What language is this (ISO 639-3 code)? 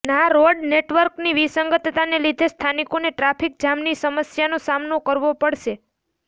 guj